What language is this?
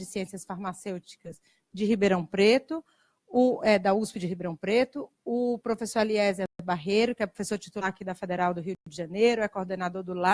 Portuguese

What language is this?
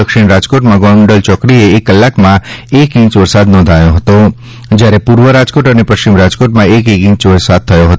Gujarati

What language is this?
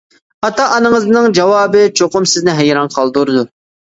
Uyghur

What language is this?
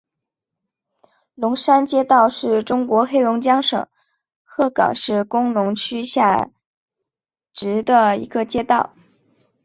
Chinese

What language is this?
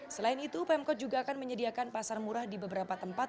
Indonesian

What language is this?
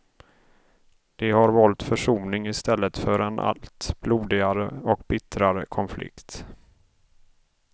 Swedish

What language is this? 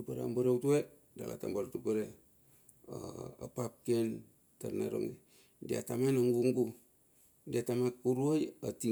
Bilur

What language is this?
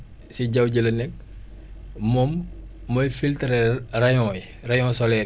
Wolof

